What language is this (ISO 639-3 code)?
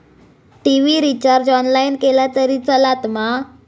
mar